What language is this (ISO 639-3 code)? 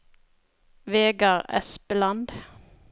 nor